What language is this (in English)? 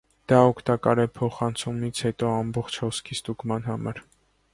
Armenian